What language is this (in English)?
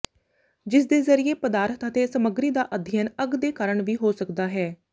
Punjabi